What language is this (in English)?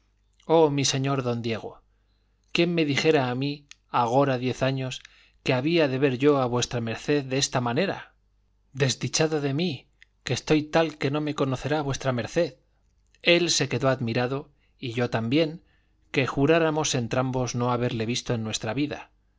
Spanish